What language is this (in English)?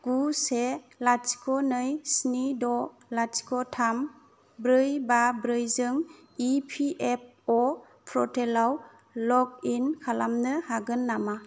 Bodo